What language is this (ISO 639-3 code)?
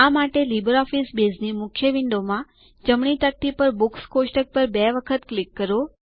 guj